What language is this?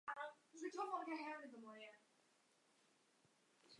Chinese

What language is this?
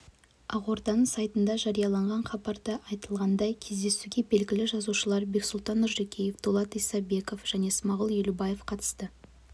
Kazakh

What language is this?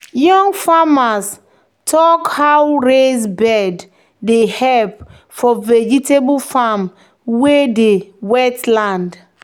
Nigerian Pidgin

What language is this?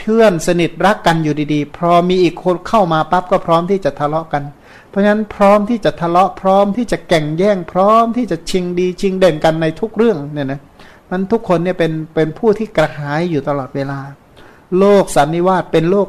Thai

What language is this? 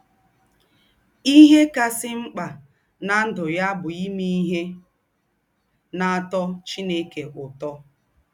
Igbo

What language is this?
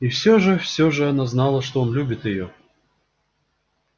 Russian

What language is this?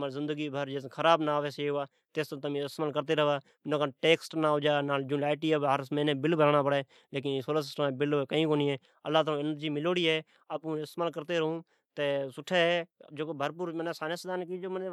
Od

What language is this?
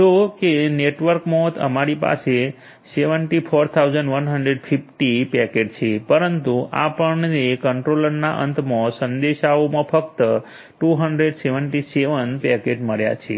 Gujarati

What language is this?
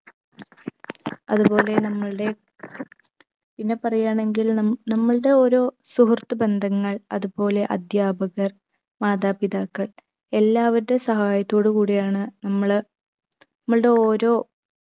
Malayalam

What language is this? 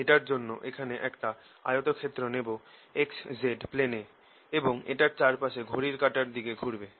Bangla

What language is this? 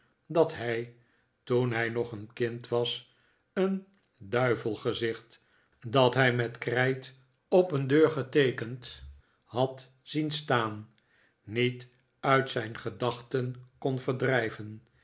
Dutch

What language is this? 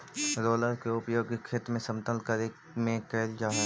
Magahi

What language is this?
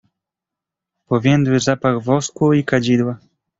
Polish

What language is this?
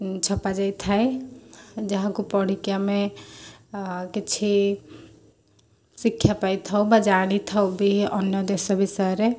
Odia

